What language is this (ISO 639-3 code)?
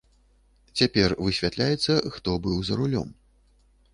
bel